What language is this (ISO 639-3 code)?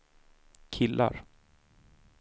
swe